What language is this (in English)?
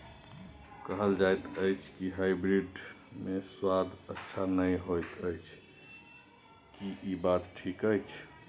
Maithili